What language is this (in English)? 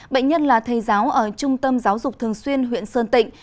Vietnamese